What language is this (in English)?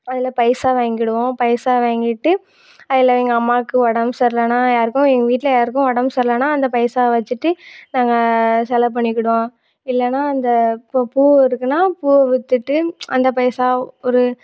Tamil